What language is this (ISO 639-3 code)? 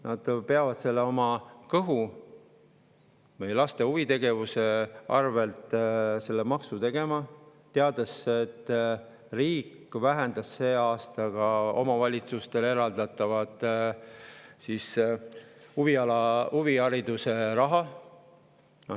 est